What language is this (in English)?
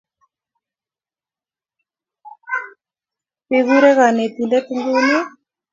Kalenjin